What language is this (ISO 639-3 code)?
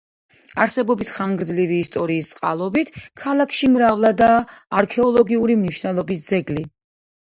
kat